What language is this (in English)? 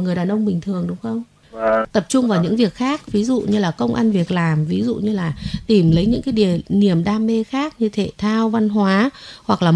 Vietnamese